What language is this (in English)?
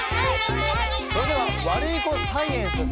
Japanese